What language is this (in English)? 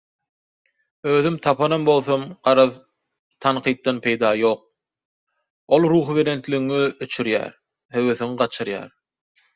Turkmen